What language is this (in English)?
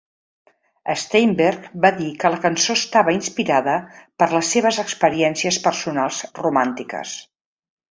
Catalan